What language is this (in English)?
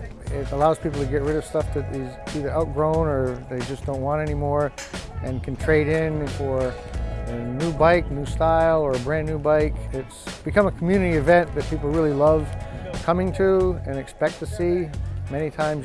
English